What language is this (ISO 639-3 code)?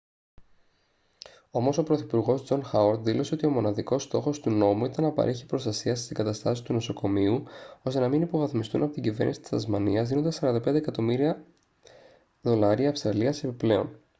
ell